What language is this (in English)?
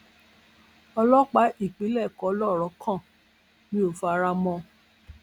Yoruba